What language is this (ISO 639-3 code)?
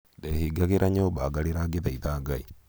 kik